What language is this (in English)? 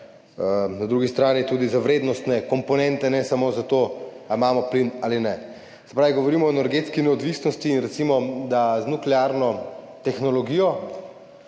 Slovenian